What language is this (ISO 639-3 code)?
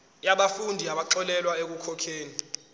zul